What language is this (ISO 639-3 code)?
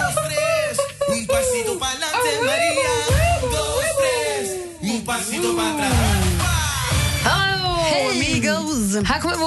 swe